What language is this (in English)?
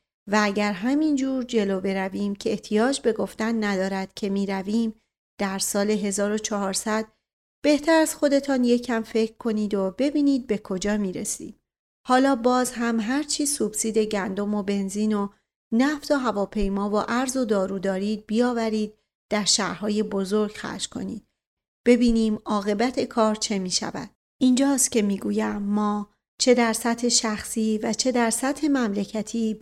Persian